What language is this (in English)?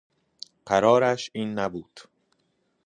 Persian